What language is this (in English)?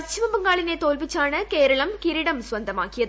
Malayalam